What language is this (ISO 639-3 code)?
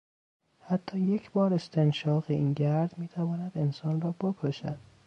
fas